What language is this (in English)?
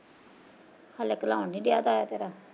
Punjabi